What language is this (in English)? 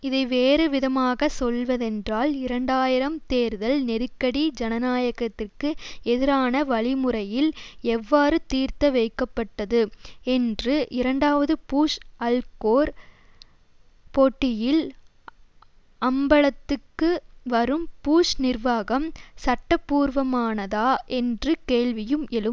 Tamil